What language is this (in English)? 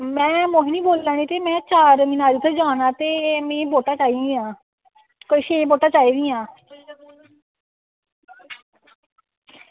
Dogri